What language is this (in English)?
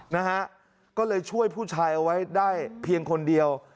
Thai